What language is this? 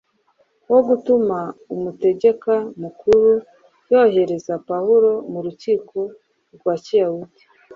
Kinyarwanda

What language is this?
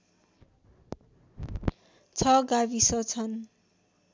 Nepali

